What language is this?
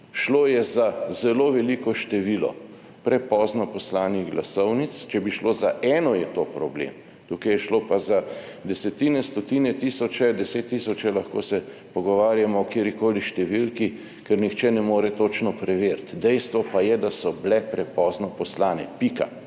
Slovenian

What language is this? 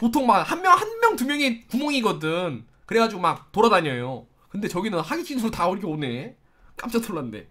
Korean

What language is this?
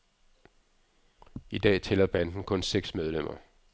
Danish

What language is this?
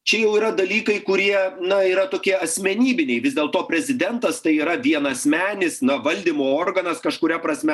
Lithuanian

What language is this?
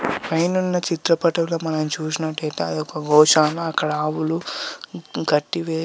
Telugu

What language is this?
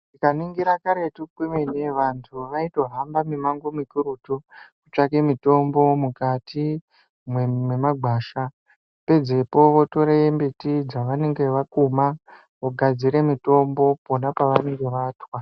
Ndau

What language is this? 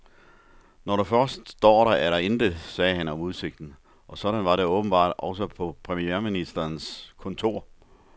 Danish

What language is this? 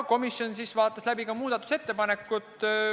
Estonian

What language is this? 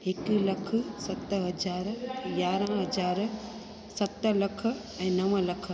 Sindhi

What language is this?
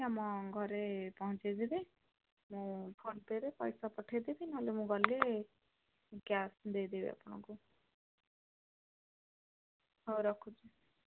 Odia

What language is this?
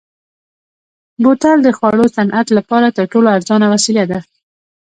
Pashto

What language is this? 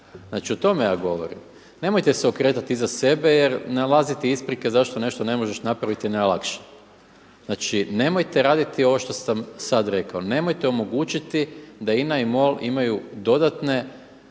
Croatian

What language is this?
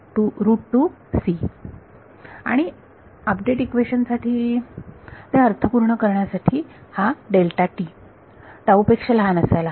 Marathi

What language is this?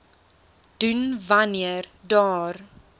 Afrikaans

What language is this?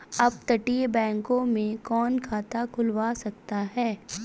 Hindi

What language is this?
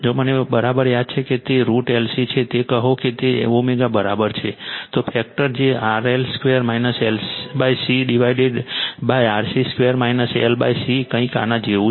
Gujarati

